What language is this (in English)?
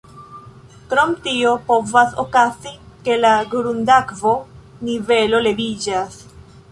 Esperanto